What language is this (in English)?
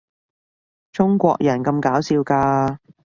Cantonese